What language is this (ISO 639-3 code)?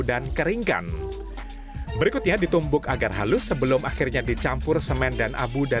ind